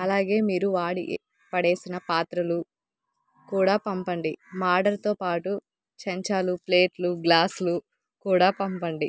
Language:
Telugu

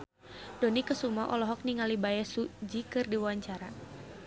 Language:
Sundanese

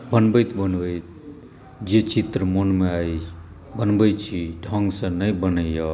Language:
Maithili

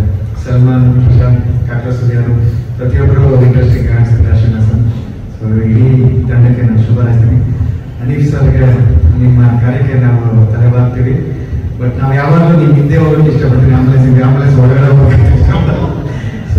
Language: Kannada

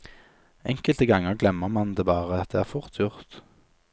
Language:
Norwegian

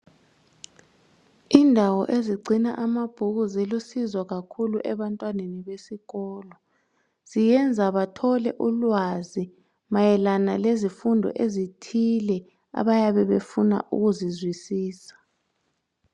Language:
North Ndebele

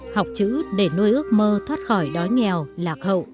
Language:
Vietnamese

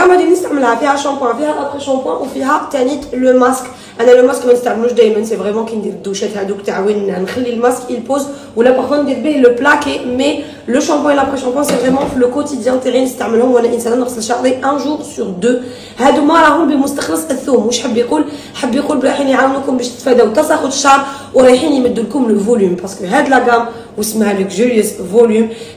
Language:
Arabic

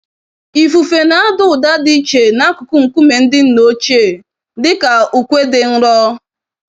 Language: Igbo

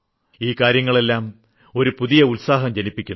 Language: Malayalam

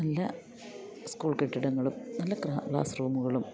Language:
Malayalam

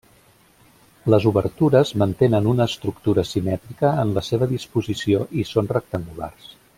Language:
Catalan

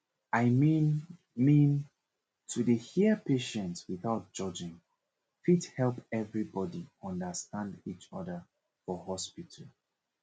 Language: Nigerian Pidgin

